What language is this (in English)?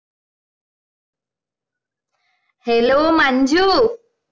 Malayalam